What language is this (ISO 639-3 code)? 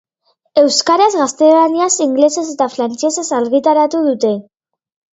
eus